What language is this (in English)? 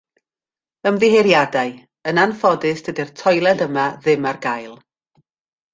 Welsh